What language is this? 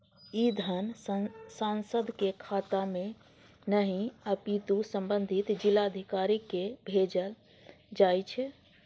Maithili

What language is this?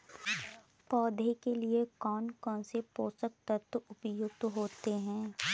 Hindi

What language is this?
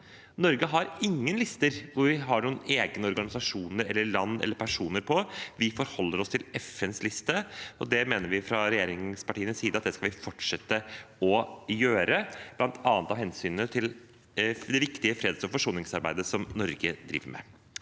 Norwegian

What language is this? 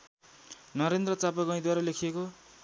Nepali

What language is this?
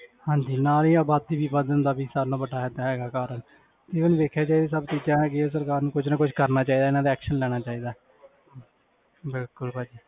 Punjabi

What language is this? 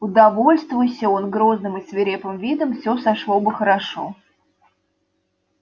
Russian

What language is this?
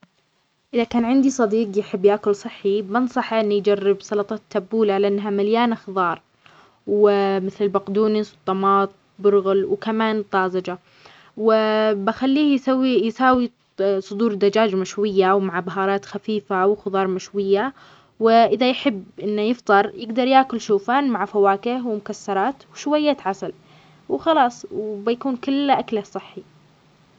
Omani Arabic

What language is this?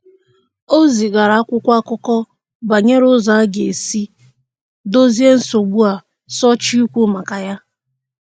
Igbo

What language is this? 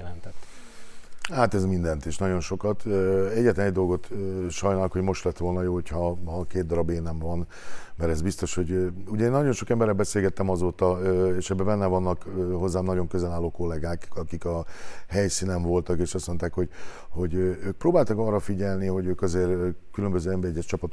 Hungarian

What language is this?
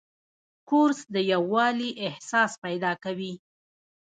Pashto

